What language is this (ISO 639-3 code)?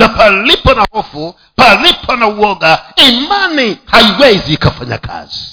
swa